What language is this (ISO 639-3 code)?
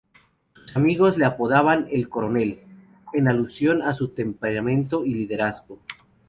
spa